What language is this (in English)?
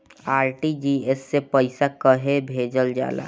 Bhojpuri